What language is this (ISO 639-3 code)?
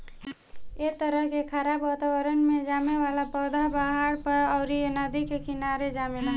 bho